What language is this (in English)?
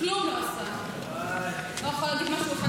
Hebrew